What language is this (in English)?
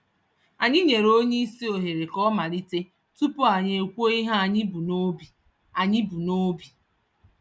Igbo